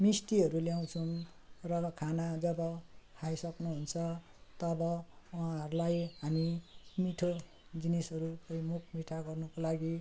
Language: Nepali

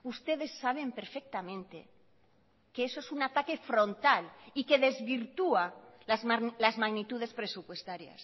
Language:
Spanish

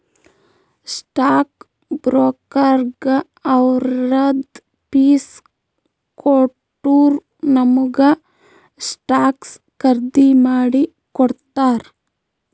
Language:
Kannada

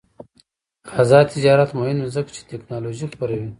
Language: Pashto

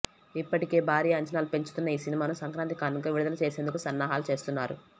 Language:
Telugu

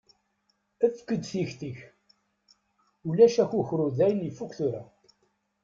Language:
Kabyle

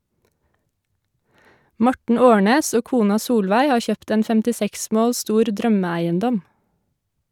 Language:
Norwegian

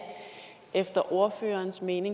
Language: Danish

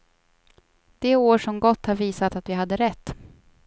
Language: Swedish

